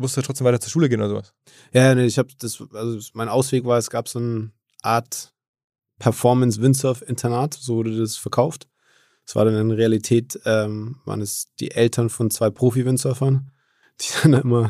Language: German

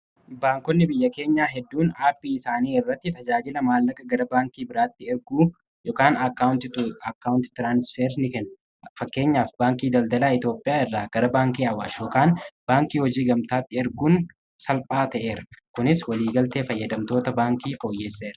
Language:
Oromo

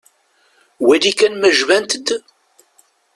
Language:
Kabyle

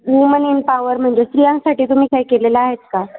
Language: Marathi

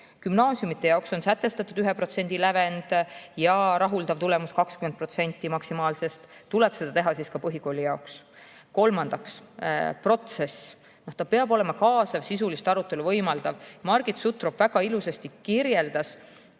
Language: Estonian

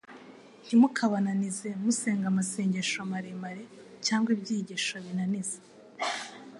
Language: Kinyarwanda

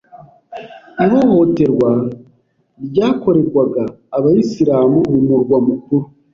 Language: Kinyarwanda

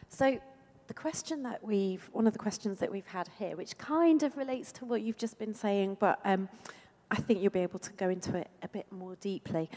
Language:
English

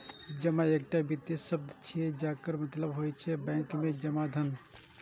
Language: Maithili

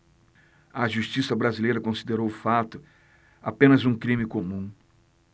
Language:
Portuguese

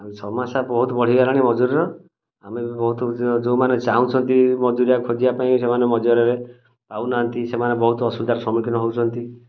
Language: Odia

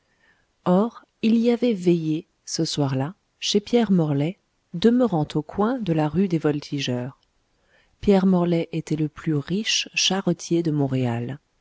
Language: French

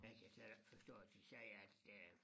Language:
Danish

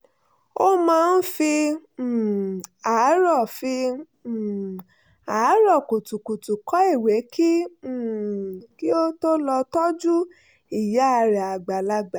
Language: Yoruba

